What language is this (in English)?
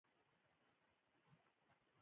Pashto